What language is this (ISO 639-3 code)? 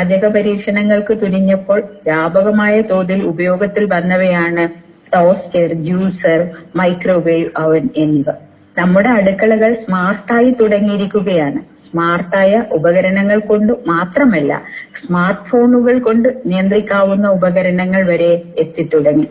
mal